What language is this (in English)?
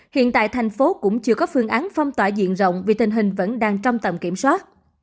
Vietnamese